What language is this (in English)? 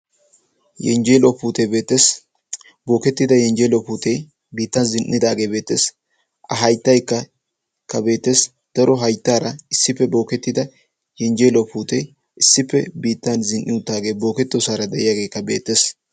Wolaytta